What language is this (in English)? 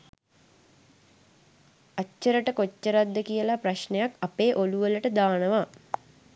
Sinhala